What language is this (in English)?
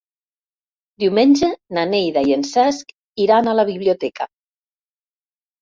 Catalan